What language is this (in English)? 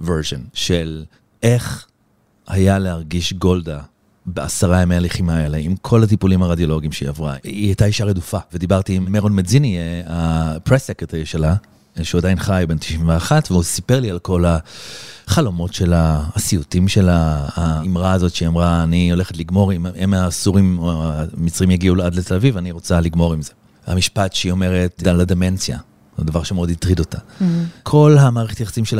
Hebrew